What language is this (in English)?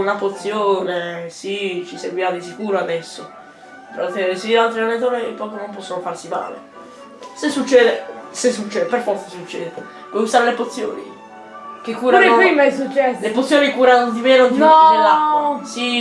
Italian